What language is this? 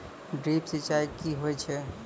Maithili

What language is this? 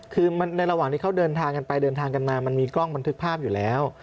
Thai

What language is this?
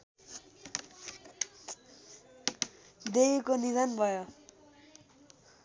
Nepali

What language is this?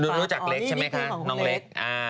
Thai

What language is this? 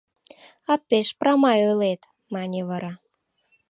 Mari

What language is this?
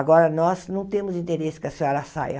Portuguese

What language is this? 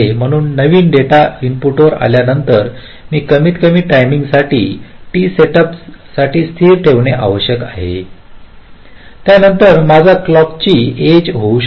Marathi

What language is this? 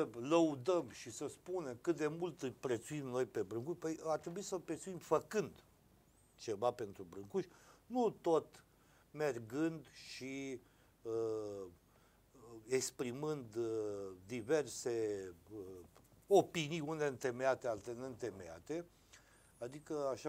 Romanian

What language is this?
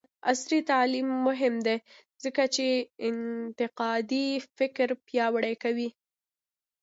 Pashto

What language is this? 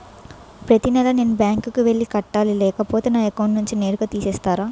Telugu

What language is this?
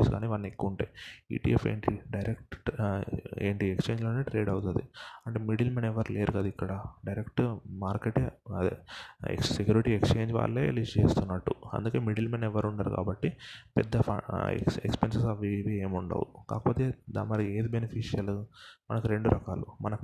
Telugu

